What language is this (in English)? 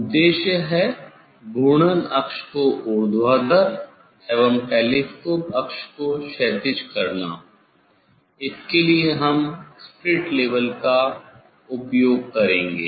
Hindi